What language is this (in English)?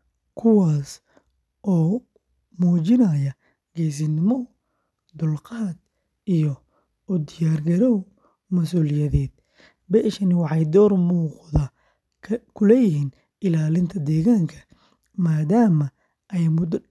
Somali